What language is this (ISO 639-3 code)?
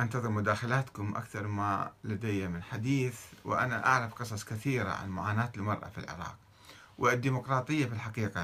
ara